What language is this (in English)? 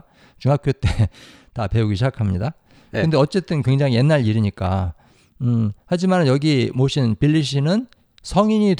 Korean